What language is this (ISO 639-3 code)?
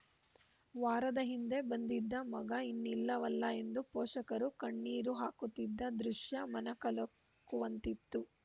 kan